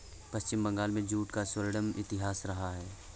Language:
Hindi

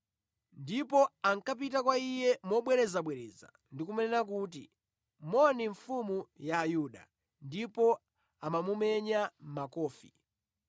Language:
Nyanja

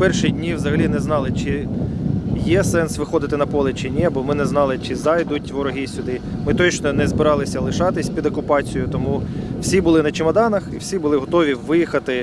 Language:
Ukrainian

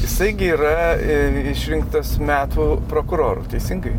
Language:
Lithuanian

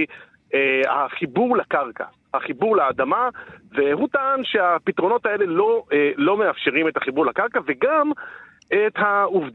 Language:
Hebrew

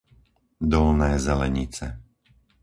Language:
Slovak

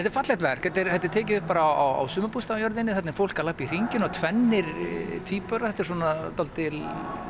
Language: Icelandic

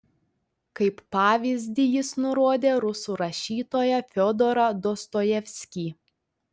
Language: Lithuanian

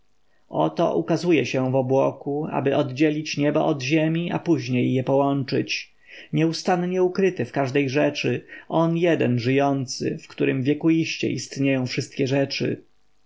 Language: Polish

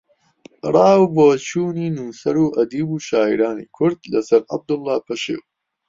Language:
Central Kurdish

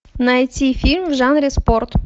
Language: Russian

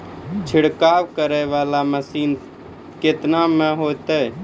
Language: Maithili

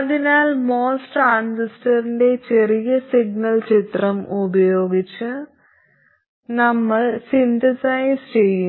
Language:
Malayalam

